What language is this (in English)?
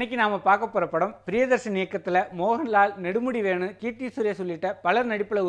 Tamil